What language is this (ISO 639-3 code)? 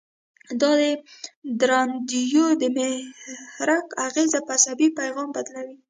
pus